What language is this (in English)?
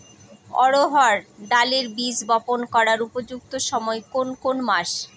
Bangla